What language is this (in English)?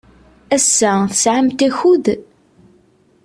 Kabyle